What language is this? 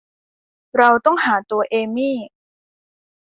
Thai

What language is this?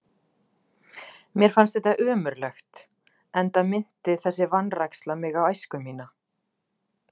Icelandic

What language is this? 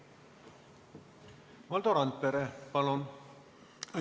Estonian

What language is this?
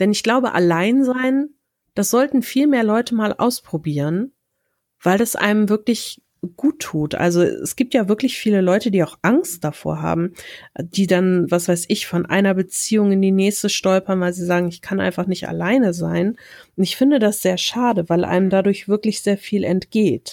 German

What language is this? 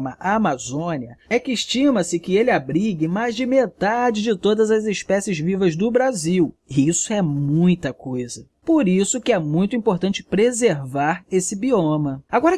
Portuguese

